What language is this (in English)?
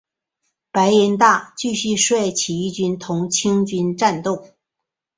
Chinese